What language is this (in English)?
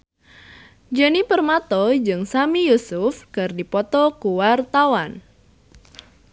Sundanese